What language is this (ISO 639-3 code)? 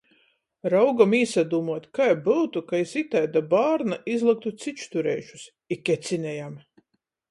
ltg